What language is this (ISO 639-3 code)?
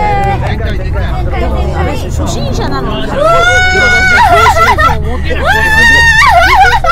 jpn